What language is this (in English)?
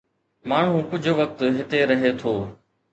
Sindhi